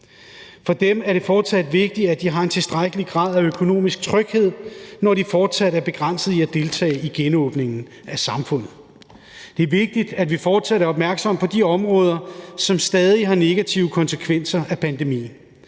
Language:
Danish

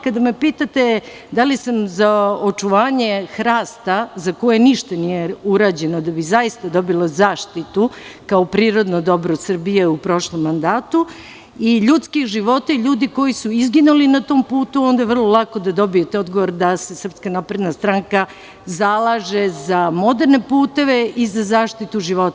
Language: Serbian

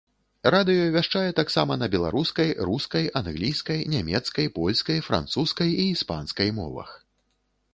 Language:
Belarusian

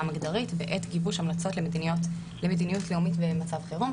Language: Hebrew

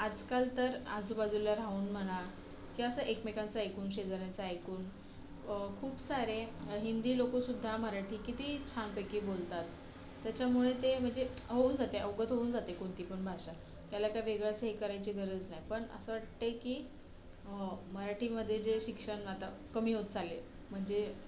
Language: Marathi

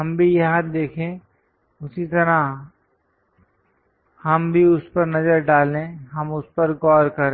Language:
Hindi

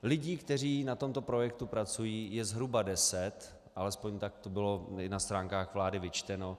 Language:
Czech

